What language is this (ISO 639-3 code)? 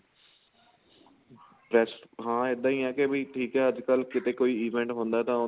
pan